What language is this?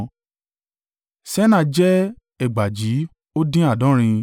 Yoruba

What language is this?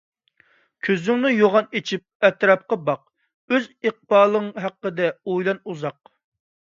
Uyghur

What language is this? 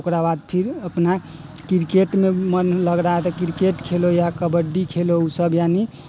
Maithili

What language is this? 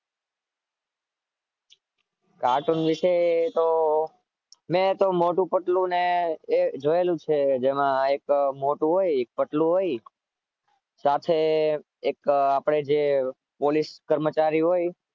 Gujarati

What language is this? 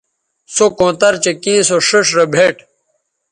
Bateri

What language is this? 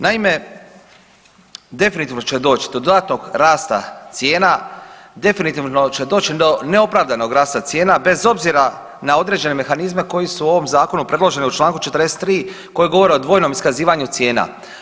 Croatian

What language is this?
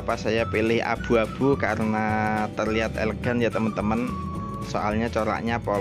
Indonesian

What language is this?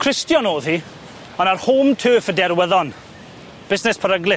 Welsh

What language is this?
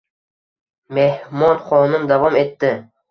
Uzbek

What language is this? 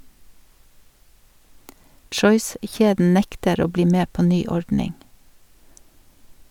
Norwegian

